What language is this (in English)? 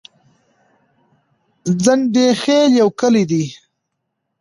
Pashto